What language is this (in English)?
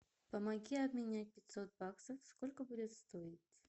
Russian